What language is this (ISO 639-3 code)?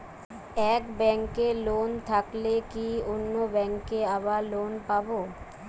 ben